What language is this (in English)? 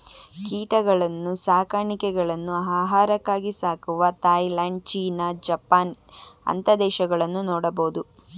Kannada